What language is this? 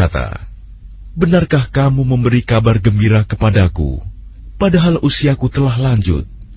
Indonesian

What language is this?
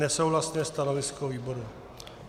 Czech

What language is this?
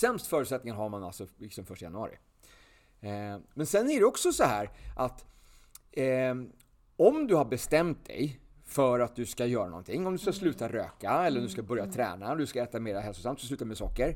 Swedish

